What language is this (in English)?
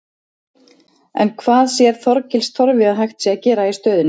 Icelandic